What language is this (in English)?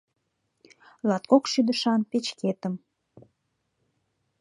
Mari